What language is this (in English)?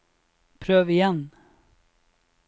Norwegian